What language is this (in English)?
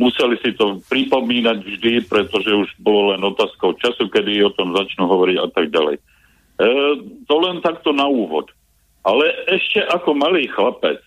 Slovak